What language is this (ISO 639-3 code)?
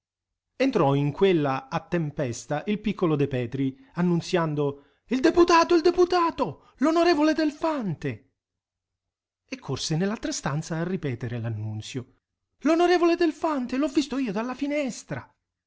ita